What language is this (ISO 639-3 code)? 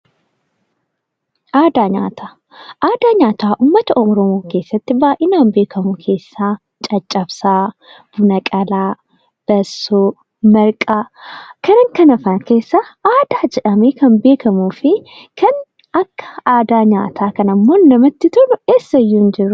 orm